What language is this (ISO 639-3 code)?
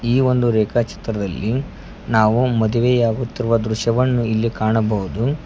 kan